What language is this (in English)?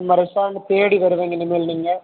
Tamil